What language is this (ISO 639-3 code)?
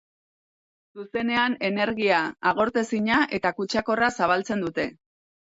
eus